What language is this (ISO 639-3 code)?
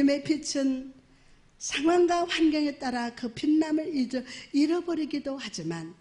kor